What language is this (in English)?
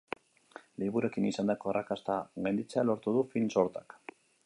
Basque